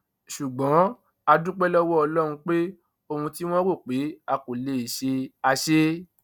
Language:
Yoruba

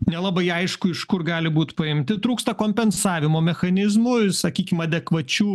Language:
Lithuanian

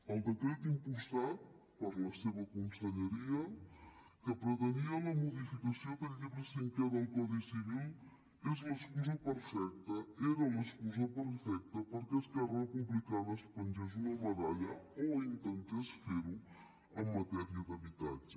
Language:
Catalan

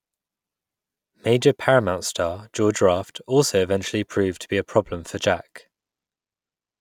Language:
English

